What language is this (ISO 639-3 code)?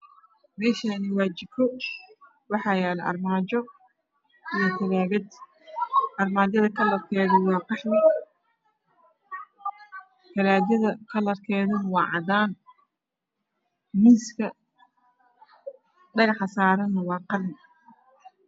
som